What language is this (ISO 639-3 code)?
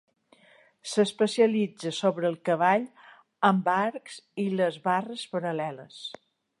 cat